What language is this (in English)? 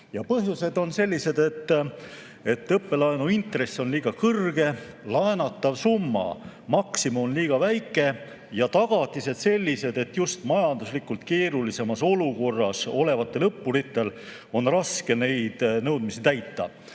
Estonian